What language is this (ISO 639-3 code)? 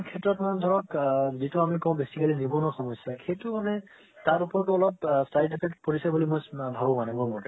asm